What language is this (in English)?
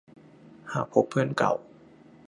Thai